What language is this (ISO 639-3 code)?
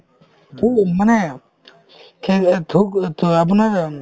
asm